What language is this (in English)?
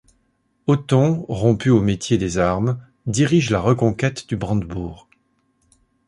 French